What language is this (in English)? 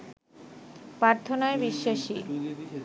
Bangla